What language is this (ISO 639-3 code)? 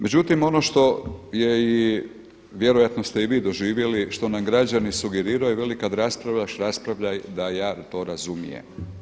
hrv